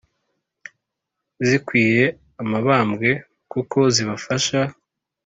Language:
Kinyarwanda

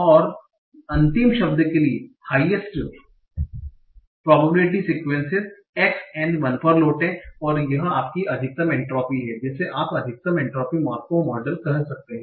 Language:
Hindi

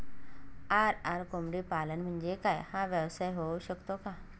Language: Marathi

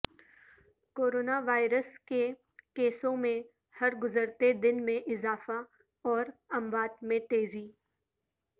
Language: Urdu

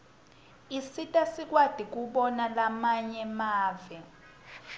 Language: Swati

